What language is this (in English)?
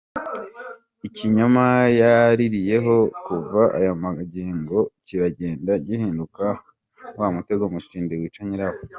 Kinyarwanda